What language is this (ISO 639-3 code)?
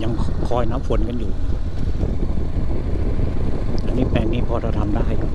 tha